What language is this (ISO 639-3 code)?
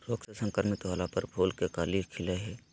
mag